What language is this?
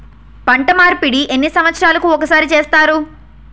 Telugu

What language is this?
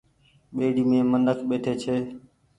Goaria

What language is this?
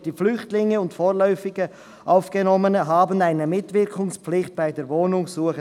Swiss German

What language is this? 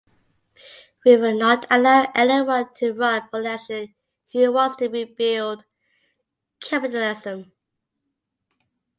English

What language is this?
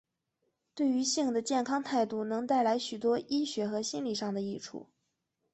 Chinese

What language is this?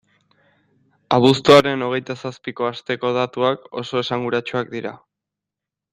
Basque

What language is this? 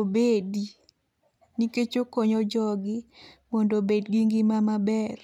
Luo (Kenya and Tanzania)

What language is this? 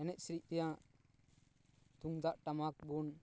Santali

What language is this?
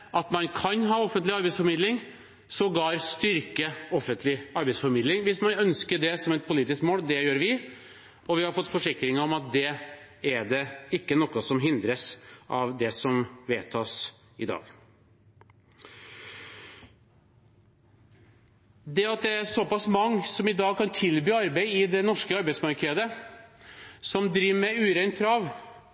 Norwegian Bokmål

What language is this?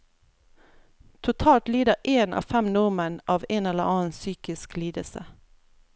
Norwegian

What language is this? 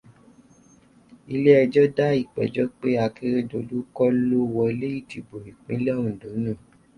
Yoruba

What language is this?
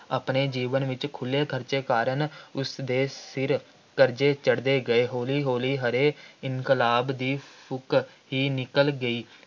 Punjabi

